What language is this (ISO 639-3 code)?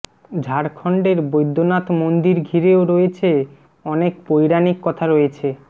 ben